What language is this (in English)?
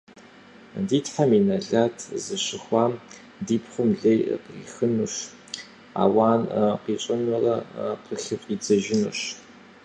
Kabardian